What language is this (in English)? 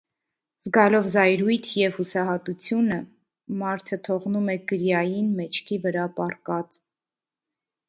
Armenian